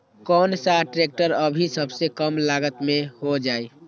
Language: Magahi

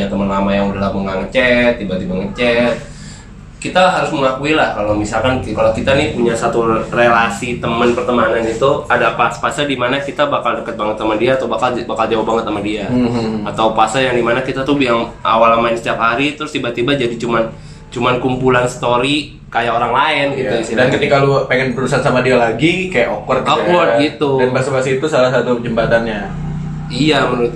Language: Indonesian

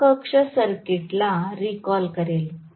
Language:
Marathi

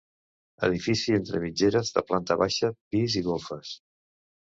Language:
Catalan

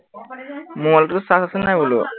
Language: Assamese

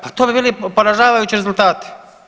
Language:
Croatian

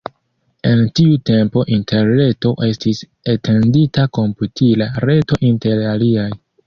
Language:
Esperanto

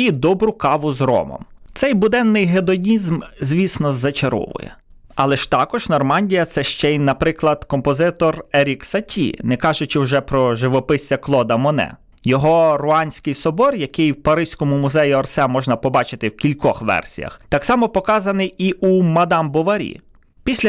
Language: Ukrainian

